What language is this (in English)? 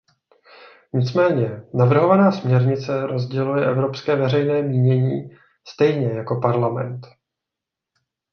Czech